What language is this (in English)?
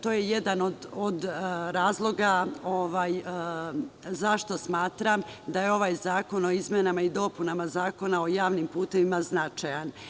Serbian